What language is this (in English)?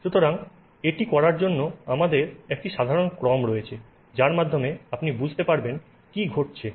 Bangla